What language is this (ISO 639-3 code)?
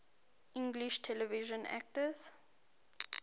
eng